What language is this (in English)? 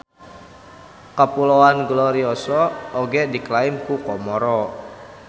Sundanese